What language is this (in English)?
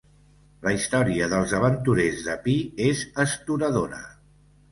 Catalan